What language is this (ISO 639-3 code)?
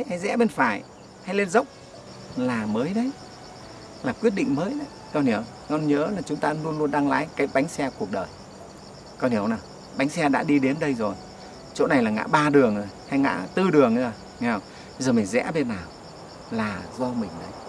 vie